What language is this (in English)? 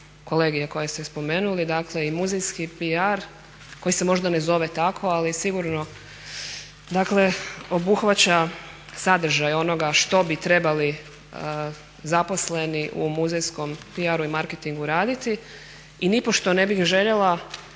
Croatian